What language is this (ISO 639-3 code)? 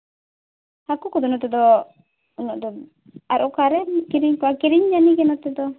sat